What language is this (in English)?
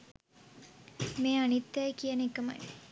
Sinhala